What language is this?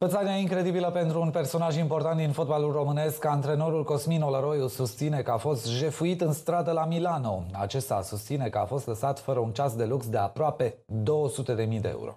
Romanian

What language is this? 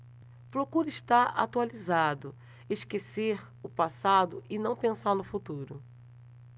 Portuguese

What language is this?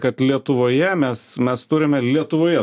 Lithuanian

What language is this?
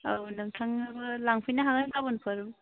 Bodo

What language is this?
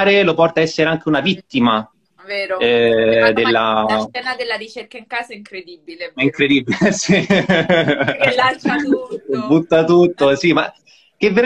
Italian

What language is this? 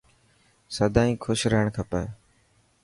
Dhatki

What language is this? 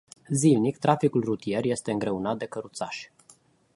Romanian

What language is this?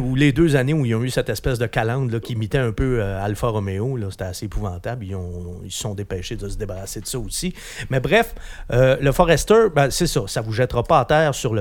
French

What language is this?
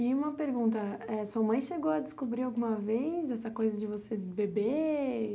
Portuguese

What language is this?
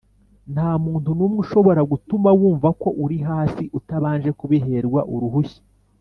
Kinyarwanda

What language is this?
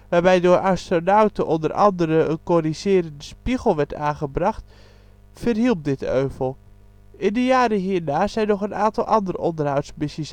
Dutch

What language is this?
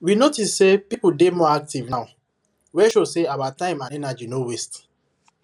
Nigerian Pidgin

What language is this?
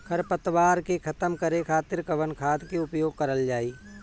Bhojpuri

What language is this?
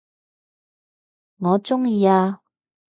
Cantonese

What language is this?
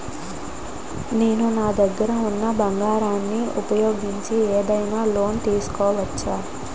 Telugu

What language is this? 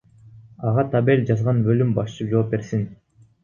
Kyrgyz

